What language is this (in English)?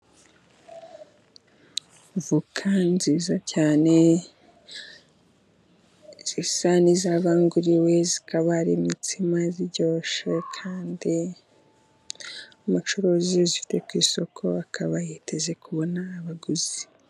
Kinyarwanda